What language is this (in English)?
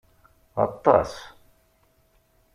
Kabyle